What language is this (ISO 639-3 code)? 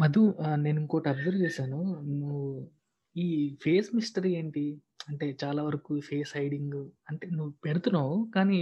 tel